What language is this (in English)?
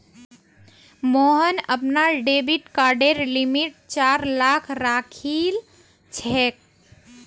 Magahi